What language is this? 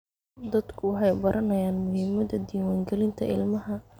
Somali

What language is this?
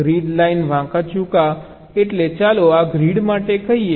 Gujarati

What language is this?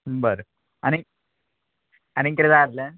Konkani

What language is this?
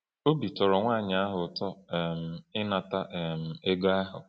Igbo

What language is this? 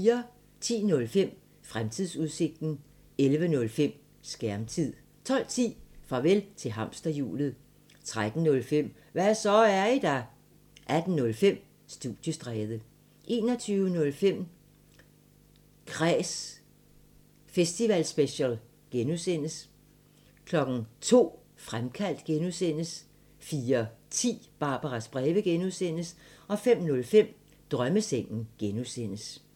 Danish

